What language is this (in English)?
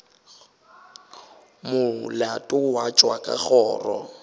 Northern Sotho